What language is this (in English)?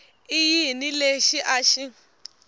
Tsonga